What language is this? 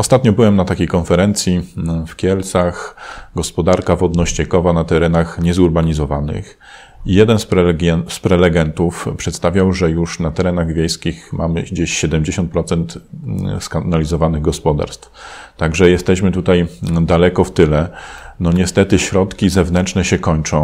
Polish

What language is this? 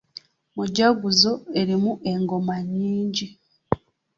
Ganda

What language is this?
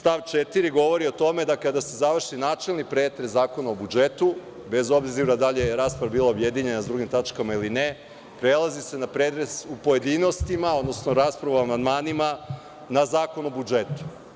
Serbian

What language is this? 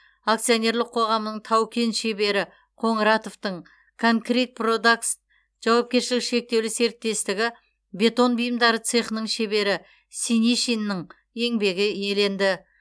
Kazakh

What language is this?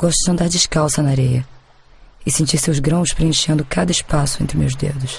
Portuguese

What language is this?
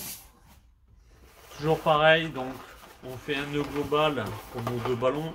French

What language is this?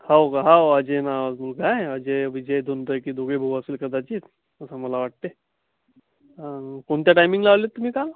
Marathi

